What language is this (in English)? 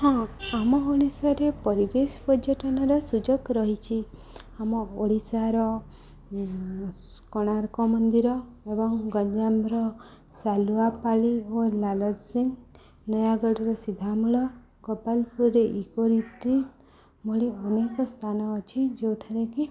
Odia